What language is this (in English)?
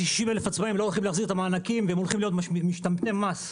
Hebrew